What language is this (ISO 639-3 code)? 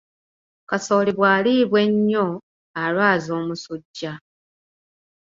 lug